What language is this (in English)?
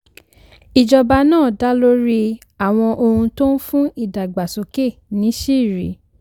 Yoruba